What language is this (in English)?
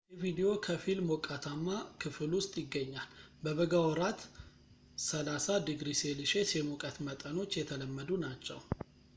Amharic